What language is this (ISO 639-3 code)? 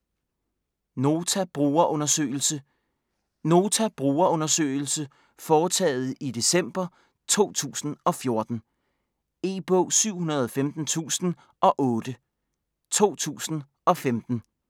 dan